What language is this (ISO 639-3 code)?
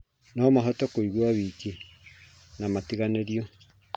kik